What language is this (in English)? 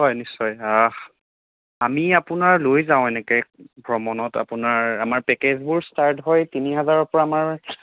Assamese